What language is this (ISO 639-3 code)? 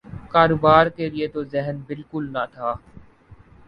urd